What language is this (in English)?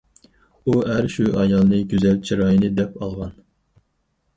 Uyghur